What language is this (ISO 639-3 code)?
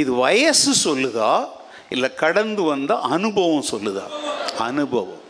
tam